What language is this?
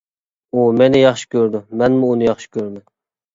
Uyghur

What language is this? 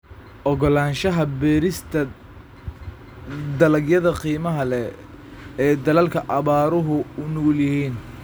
Somali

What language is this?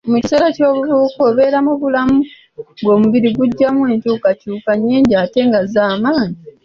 Ganda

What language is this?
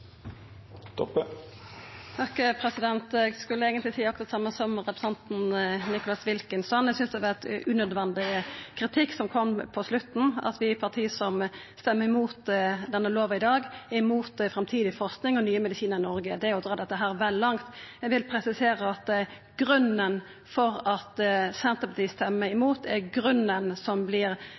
Norwegian Nynorsk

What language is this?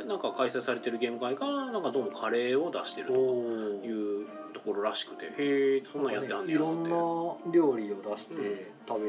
Japanese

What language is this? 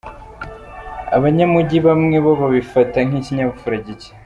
Kinyarwanda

